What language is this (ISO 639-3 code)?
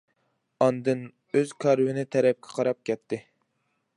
uig